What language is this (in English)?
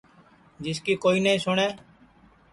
Sansi